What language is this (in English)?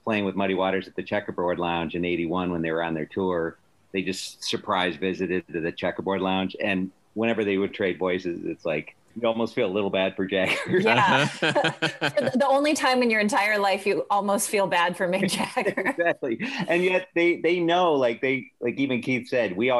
English